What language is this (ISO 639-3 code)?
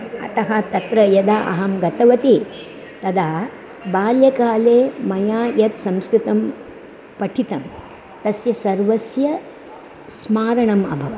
san